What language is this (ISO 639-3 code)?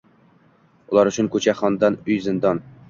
uzb